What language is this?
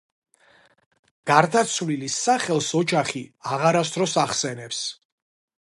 Georgian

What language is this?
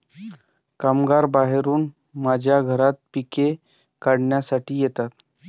Marathi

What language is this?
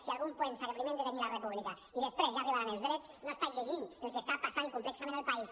Catalan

